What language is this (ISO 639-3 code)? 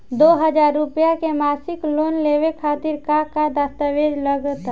bho